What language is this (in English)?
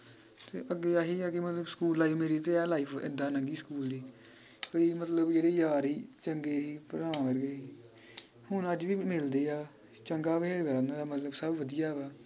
Punjabi